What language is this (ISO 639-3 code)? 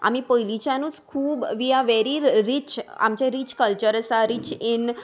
kok